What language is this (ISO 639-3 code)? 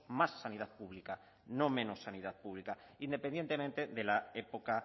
spa